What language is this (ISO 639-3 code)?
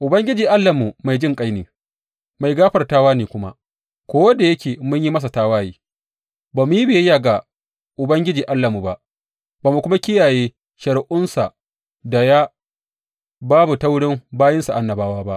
hau